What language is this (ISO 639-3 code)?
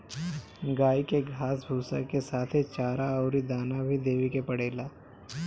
bho